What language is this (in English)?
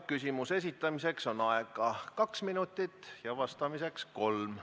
Estonian